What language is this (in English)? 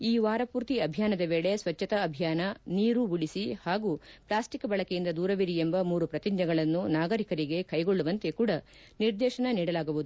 Kannada